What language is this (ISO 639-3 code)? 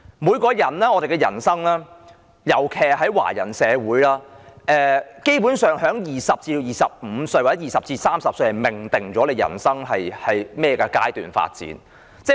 yue